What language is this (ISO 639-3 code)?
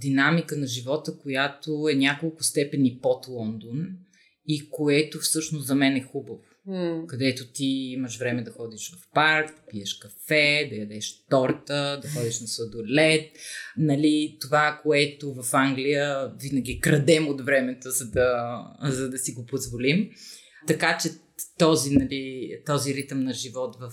bul